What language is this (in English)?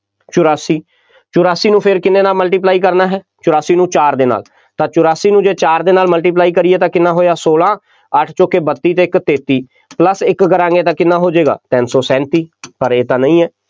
Punjabi